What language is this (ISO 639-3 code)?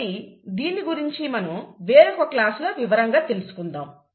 tel